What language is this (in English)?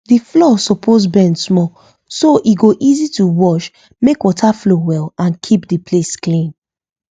Nigerian Pidgin